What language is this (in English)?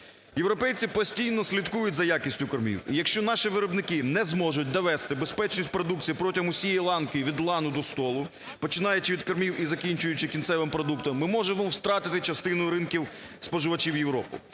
Ukrainian